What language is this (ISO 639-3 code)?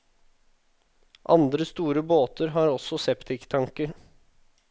nor